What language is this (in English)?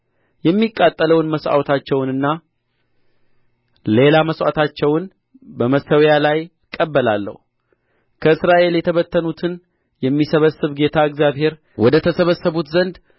Amharic